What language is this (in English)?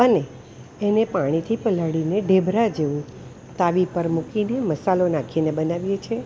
Gujarati